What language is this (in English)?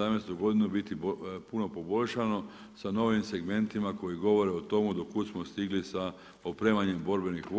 Croatian